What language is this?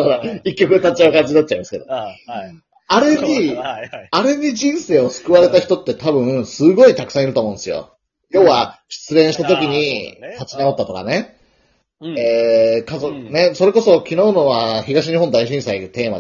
Japanese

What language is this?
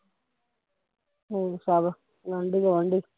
Punjabi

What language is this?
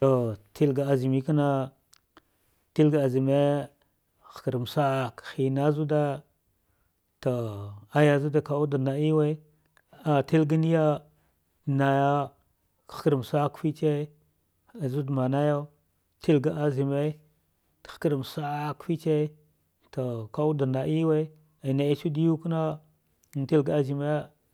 Dghwede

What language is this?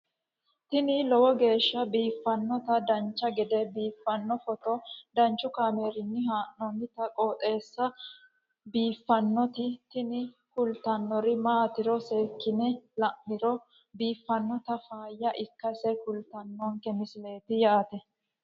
Sidamo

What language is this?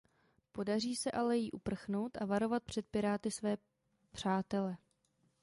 Czech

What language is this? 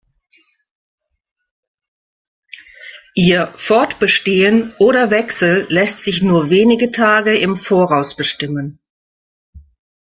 German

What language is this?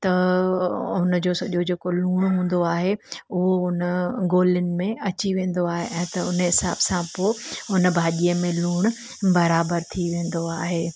Sindhi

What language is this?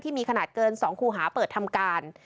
Thai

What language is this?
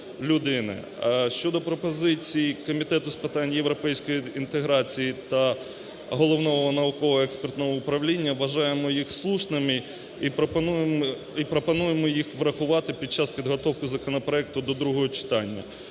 Ukrainian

